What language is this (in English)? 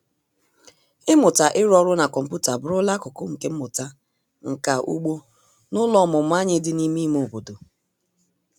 Igbo